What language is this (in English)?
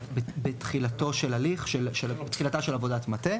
Hebrew